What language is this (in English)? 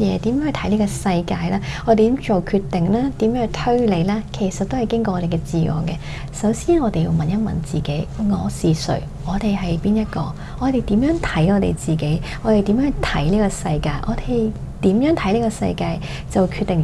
Chinese